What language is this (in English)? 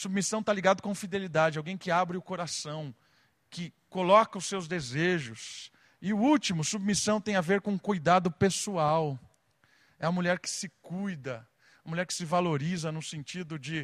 Portuguese